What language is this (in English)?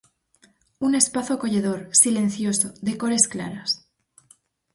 Galician